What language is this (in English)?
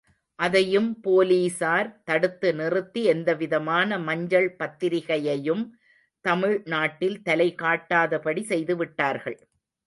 Tamil